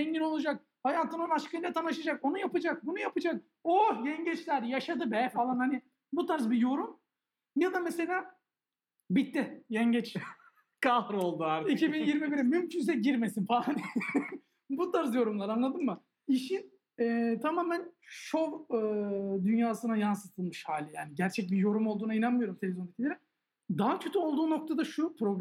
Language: Turkish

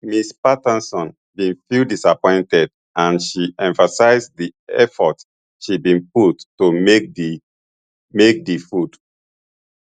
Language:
Nigerian Pidgin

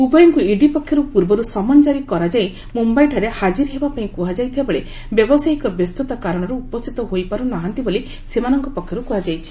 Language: Odia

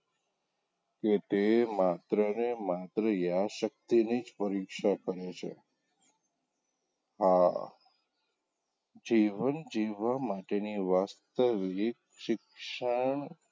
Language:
Gujarati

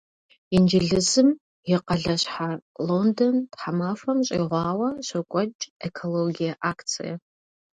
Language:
Kabardian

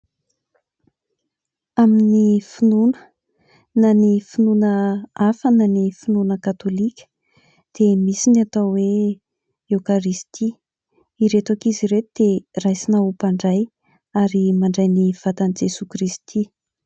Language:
Malagasy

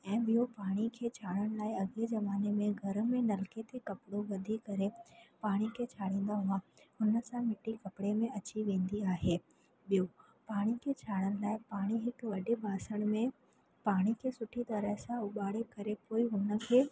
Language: Sindhi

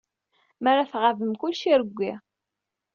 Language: Kabyle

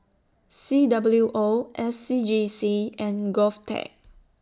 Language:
English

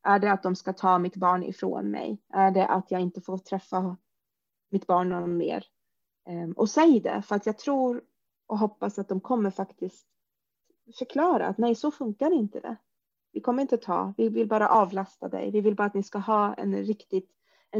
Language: Swedish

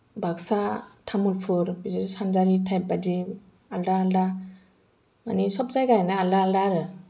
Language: Bodo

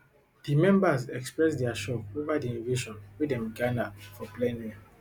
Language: Nigerian Pidgin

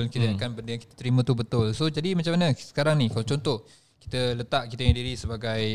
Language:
Malay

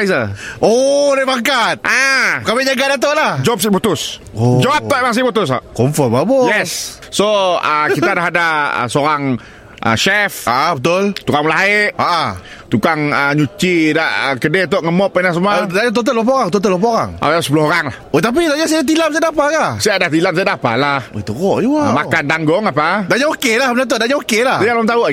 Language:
Malay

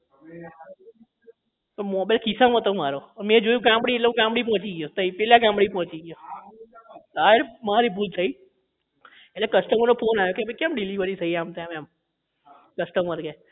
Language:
Gujarati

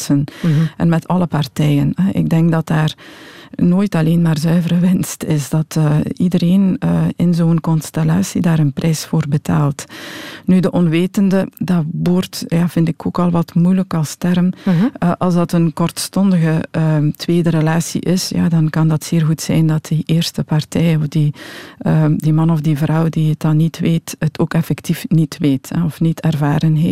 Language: Dutch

